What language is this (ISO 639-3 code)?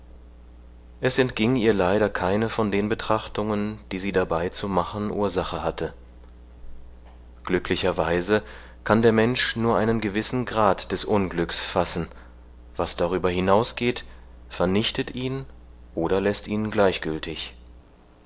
deu